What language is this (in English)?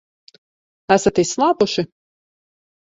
Latvian